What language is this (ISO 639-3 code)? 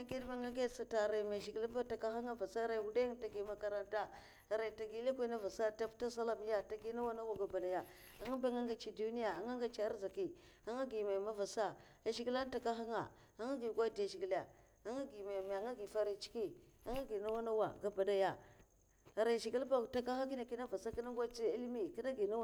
maf